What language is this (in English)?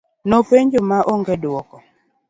Luo (Kenya and Tanzania)